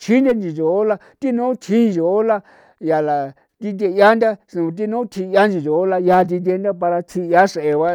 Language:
San Felipe Otlaltepec Popoloca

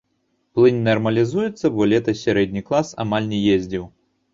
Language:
Belarusian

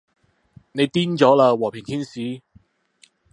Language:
Cantonese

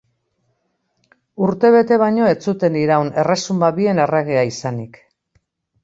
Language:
Basque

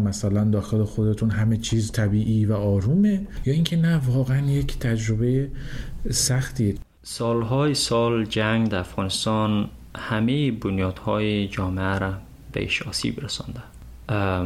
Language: Persian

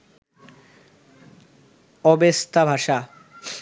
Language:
Bangla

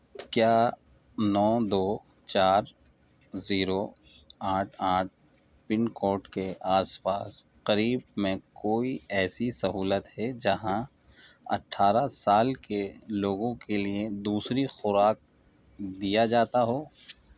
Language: Urdu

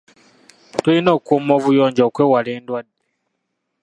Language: Ganda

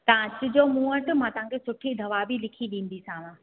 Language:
Sindhi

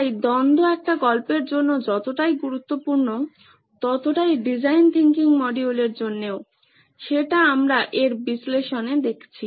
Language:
Bangla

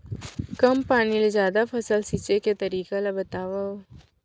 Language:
Chhattisgarhi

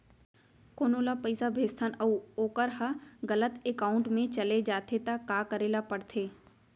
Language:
Chhattisgarhi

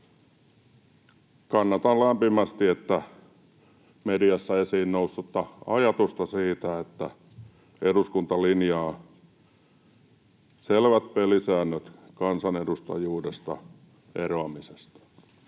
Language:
Finnish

